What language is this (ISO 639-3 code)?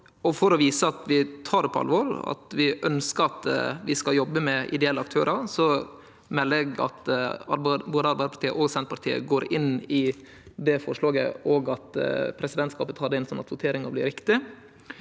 nor